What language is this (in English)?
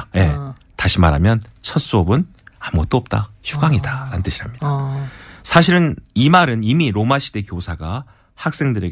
Korean